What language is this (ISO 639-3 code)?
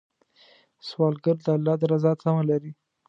pus